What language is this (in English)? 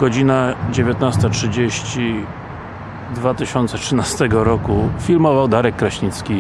Polish